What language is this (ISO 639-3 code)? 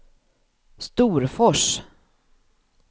swe